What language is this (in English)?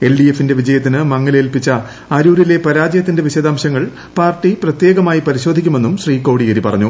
Malayalam